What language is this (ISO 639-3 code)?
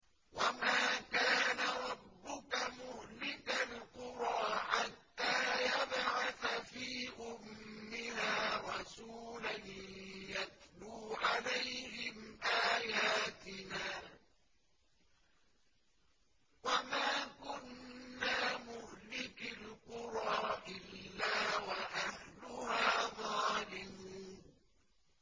ara